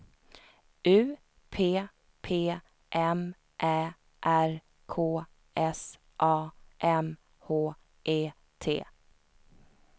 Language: Swedish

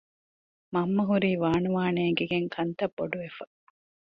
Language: Divehi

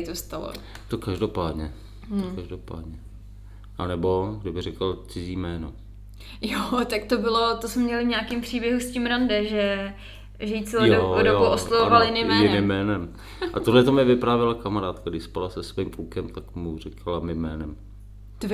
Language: Czech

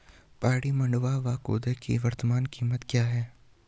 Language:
Hindi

